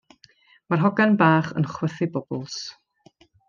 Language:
Welsh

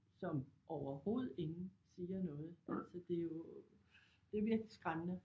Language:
Danish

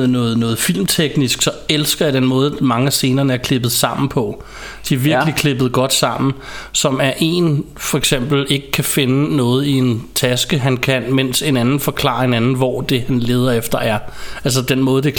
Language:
Danish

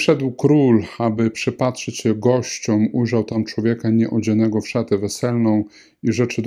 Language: Polish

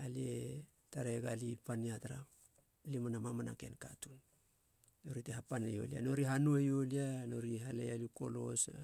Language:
Halia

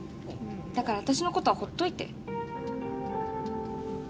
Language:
Japanese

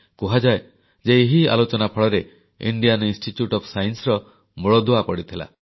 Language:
Odia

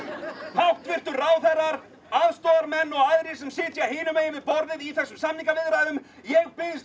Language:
Icelandic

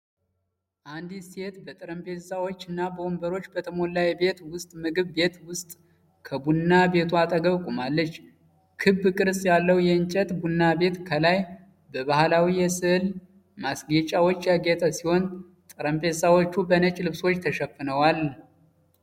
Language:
Amharic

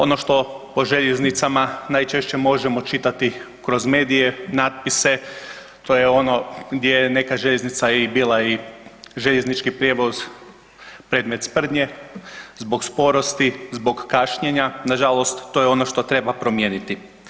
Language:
Croatian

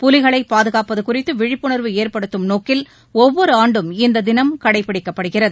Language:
Tamil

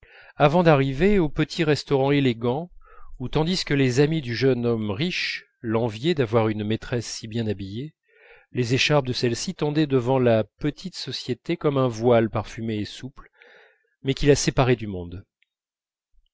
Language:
French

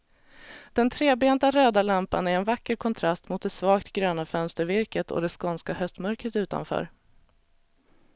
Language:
Swedish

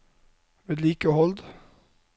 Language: Norwegian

